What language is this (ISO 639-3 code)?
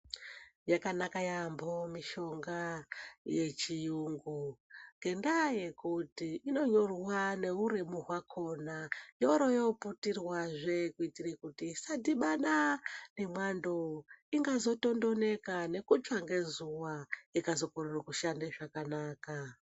ndc